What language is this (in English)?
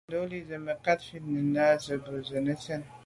Medumba